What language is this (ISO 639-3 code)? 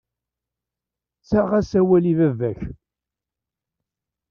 kab